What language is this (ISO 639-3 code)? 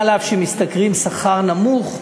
heb